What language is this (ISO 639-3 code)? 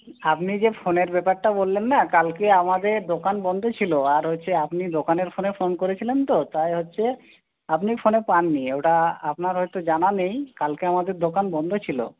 ben